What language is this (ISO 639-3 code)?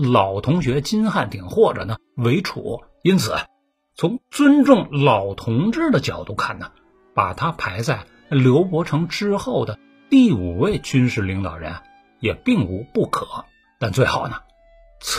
zho